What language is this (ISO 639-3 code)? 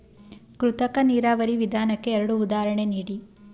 kan